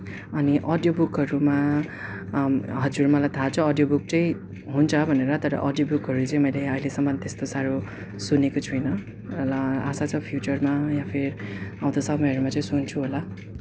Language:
Nepali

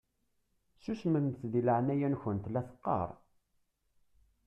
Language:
Kabyle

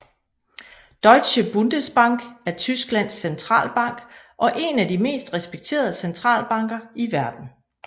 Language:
Danish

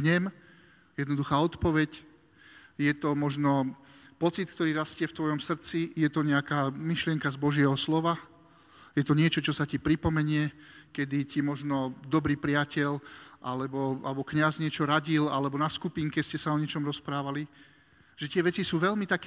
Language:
Slovak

